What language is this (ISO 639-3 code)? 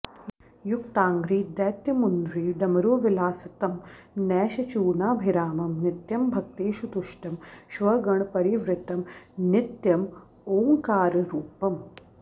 san